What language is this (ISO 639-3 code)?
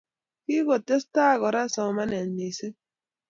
kln